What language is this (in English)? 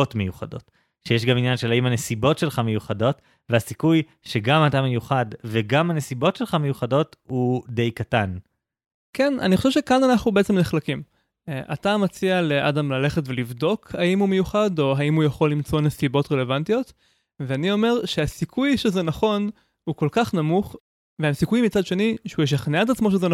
Hebrew